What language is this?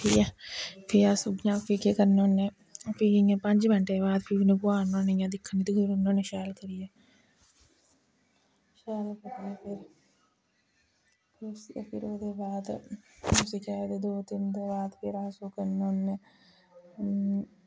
Dogri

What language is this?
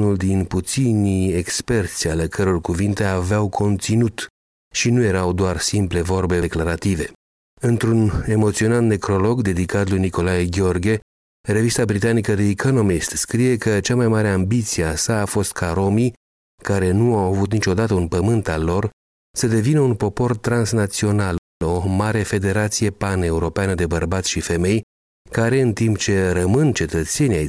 Romanian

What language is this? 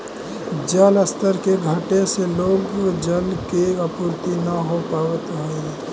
Magahi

